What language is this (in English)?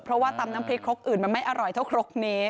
Thai